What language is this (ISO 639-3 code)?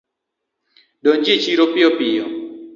luo